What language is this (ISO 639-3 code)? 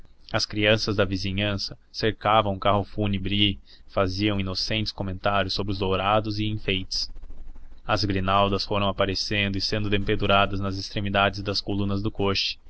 por